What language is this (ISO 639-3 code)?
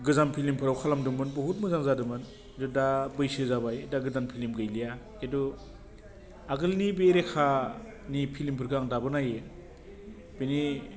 brx